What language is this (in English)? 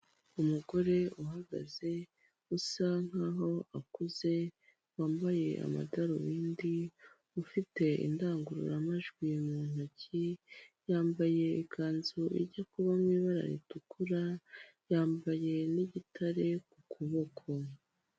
Kinyarwanda